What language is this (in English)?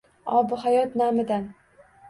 Uzbek